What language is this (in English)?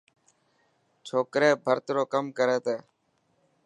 Dhatki